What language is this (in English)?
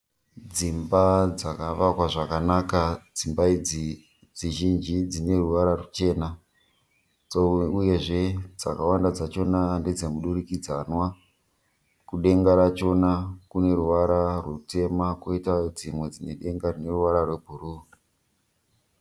Shona